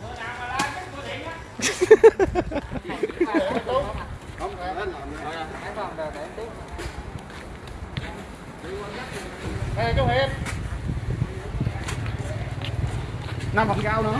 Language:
Vietnamese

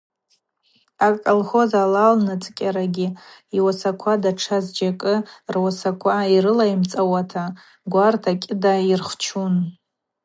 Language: Abaza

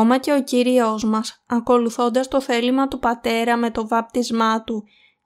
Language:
Greek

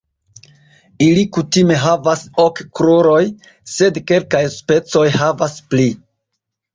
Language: Esperanto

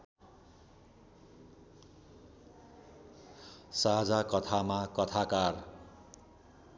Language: Nepali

